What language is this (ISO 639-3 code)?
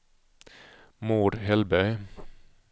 swe